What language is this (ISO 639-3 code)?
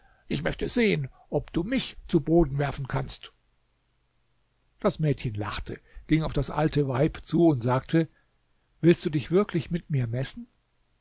deu